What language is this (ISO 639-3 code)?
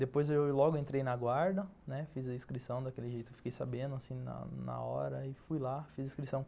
por